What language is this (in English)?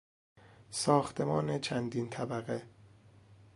Persian